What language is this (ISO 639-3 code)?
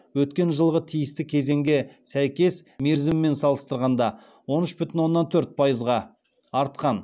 kaz